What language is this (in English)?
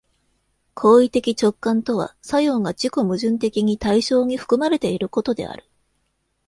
Japanese